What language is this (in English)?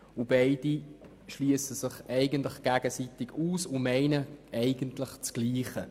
Swiss German